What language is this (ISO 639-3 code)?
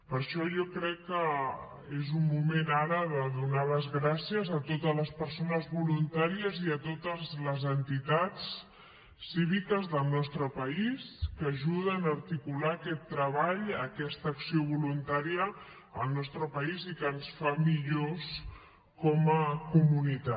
cat